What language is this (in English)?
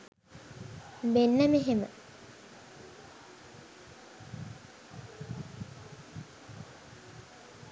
Sinhala